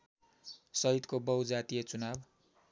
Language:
Nepali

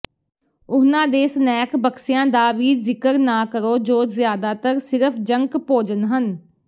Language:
Punjabi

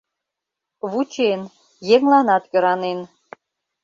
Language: Mari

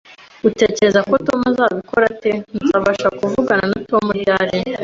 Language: Kinyarwanda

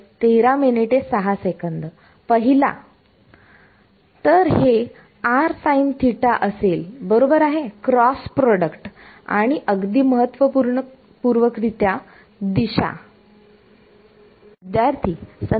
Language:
Marathi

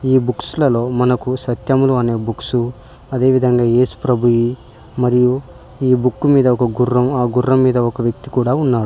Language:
Telugu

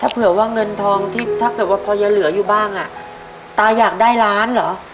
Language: Thai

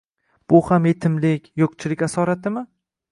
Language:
Uzbek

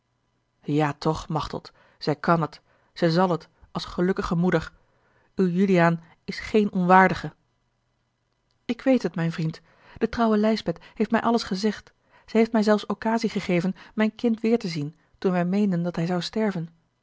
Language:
Dutch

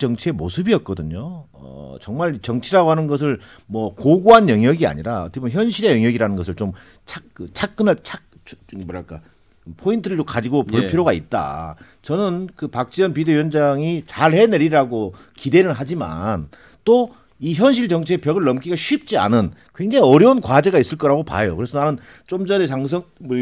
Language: Korean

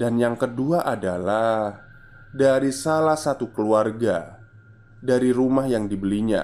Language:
Indonesian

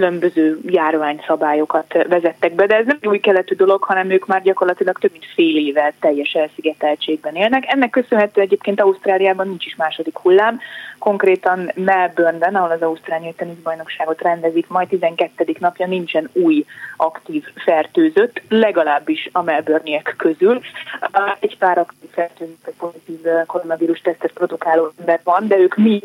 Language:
Hungarian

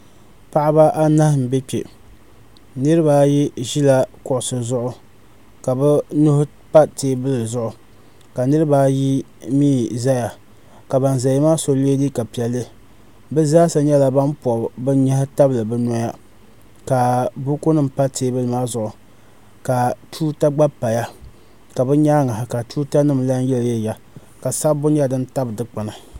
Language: Dagbani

